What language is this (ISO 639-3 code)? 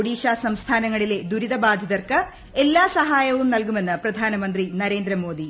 mal